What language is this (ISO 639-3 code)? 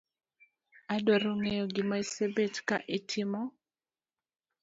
luo